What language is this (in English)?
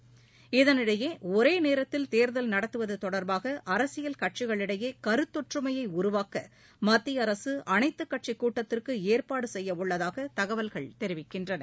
Tamil